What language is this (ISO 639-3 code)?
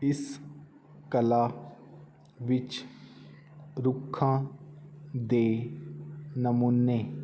pan